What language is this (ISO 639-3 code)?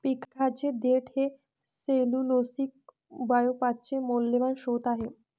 mar